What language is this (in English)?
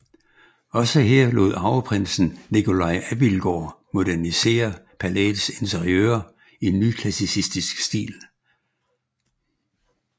Danish